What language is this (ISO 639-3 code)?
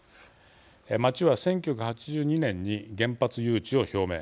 jpn